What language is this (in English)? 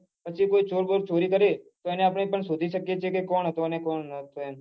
Gujarati